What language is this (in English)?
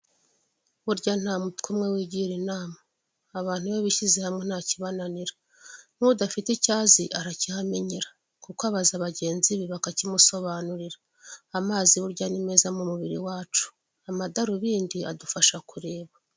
Kinyarwanda